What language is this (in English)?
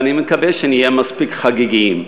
Hebrew